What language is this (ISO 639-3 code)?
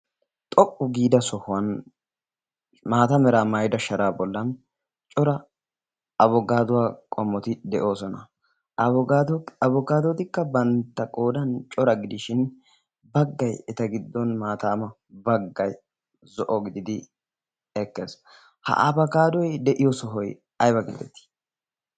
wal